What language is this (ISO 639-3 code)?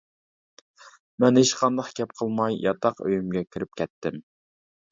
uig